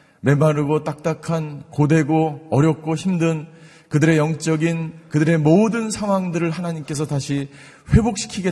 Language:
Korean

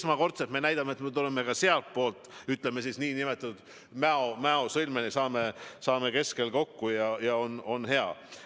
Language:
Estonian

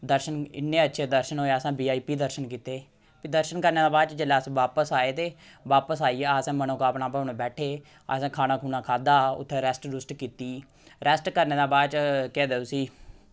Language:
Dogri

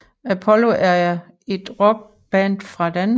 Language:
Danish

